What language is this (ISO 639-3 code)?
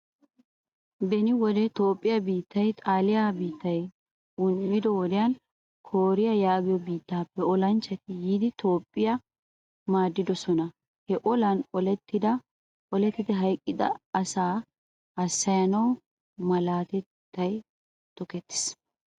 wal